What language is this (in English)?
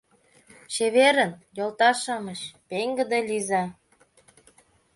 Mari